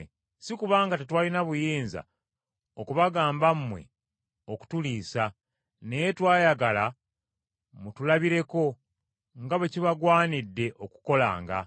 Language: Ganda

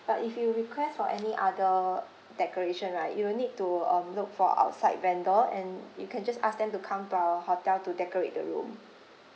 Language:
English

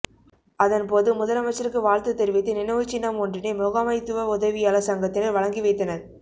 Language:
Tamil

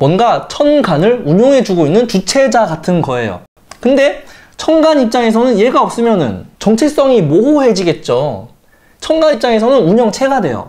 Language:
Korean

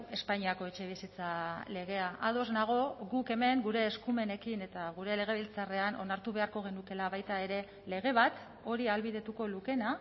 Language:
Basque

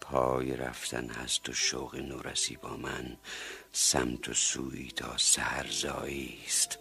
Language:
Persian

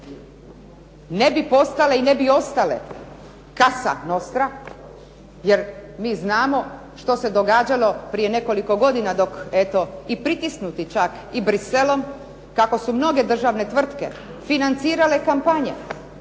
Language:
Croatian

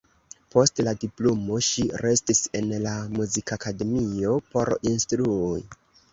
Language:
Esperanto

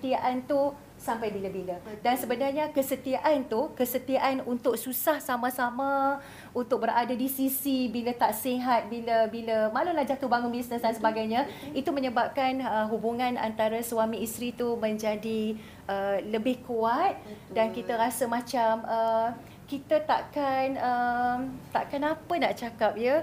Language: Malay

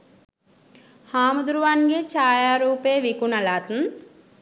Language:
Sinhala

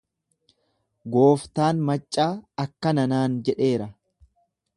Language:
Oromo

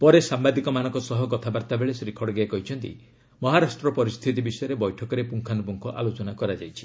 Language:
Odia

